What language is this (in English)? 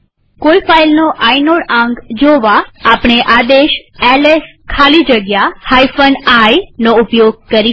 Gujarati